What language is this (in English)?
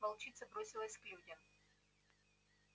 Russian